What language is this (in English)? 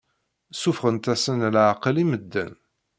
Kabyle